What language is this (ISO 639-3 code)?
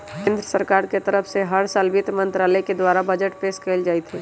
mag